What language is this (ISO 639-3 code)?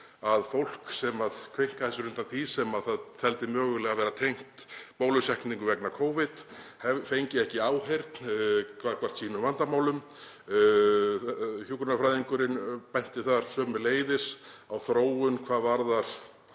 isl